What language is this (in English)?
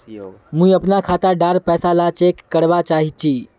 Magahi